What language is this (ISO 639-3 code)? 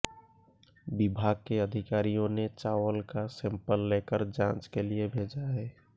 hin